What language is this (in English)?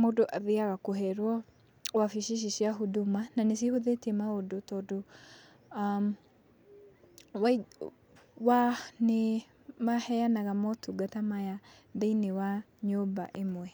Kikuyu